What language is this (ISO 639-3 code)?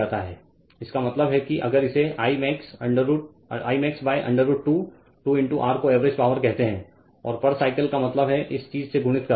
hin